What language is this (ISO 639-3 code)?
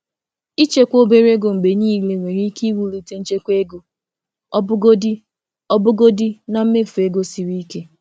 ibo